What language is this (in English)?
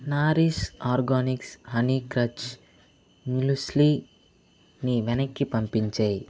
Telugu